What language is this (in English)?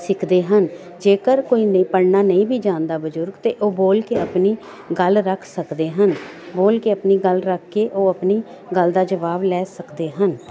Punjabi